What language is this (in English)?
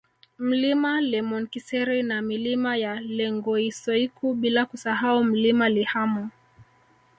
Swahili